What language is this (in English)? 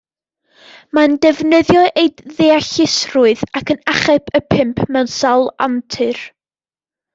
Welsh